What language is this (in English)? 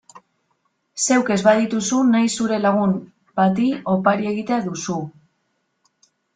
Basque